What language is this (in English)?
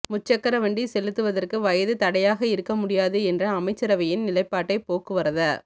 Tamil